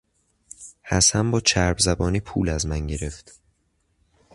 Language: Persian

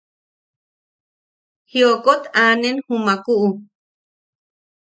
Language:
Yaqui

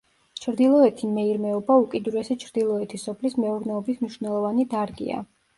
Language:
Georgian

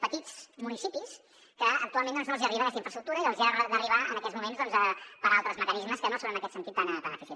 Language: Catalan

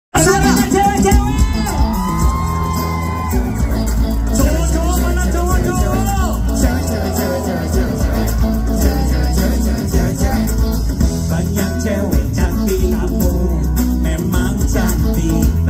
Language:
Indonesian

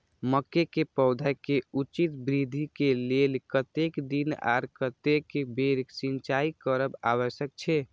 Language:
Maithili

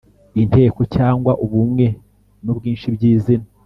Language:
Kinyarwanda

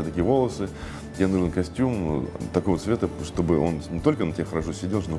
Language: Russian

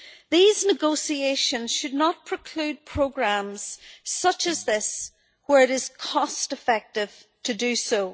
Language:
English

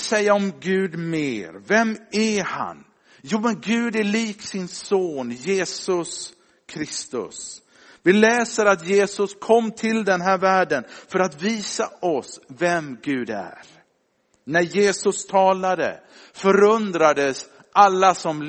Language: Swedish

